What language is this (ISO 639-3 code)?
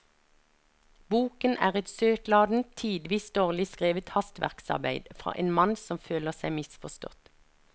nor